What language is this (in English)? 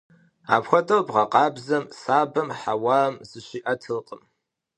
Kabardian